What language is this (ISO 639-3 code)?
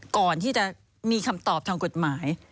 tha